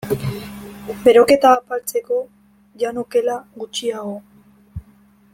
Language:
Basque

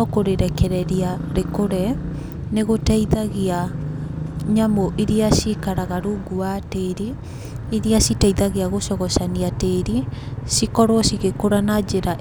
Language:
Kikuyu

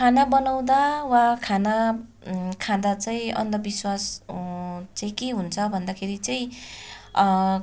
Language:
Nepali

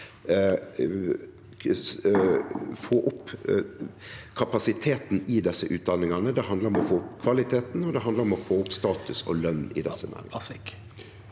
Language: Norwegian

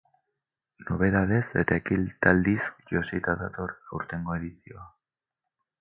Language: Basque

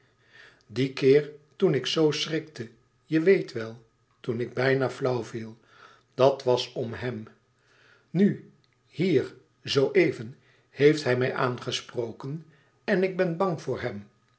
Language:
Dutch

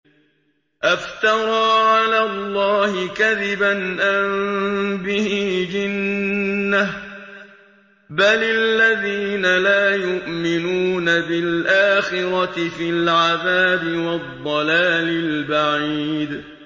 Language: Arabic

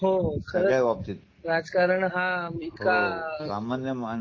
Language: Marathi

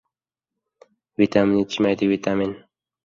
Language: Uzbek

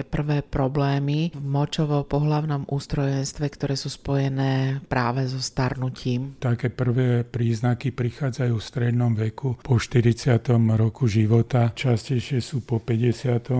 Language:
Slovak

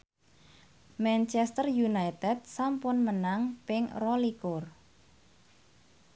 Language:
Javanese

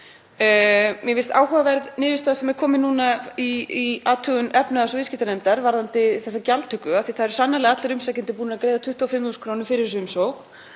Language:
Icelandic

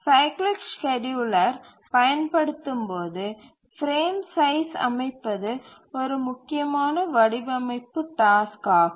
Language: Tamil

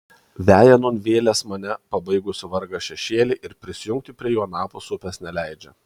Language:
Lithuanian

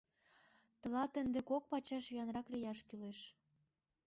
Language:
Mari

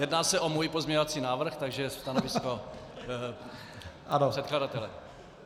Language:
Czech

